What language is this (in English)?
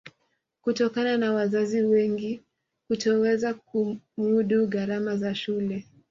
Swahili